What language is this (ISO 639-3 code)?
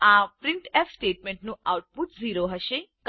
guj